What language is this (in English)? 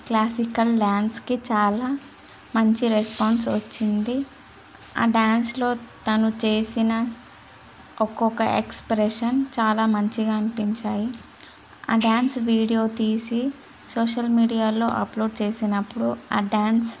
Telugu